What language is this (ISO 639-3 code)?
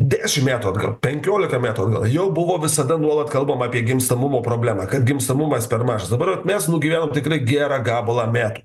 lit